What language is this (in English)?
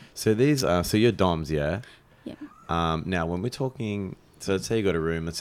English